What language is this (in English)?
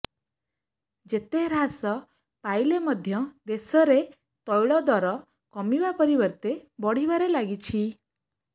Odia